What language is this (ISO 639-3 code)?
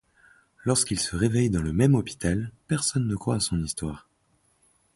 fra